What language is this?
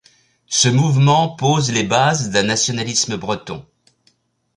French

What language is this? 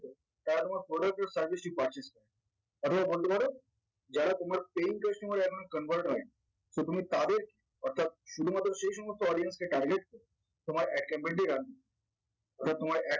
Bangla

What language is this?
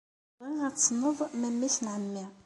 Kabyle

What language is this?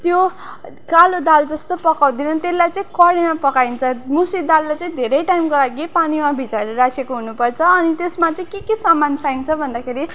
Nepali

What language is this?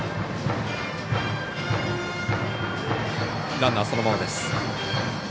Japanese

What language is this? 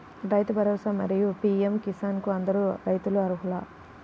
Telugu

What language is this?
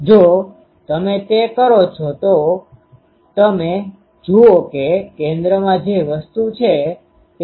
Gujarati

